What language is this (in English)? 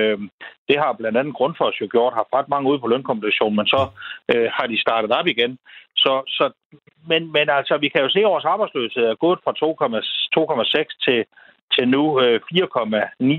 Danish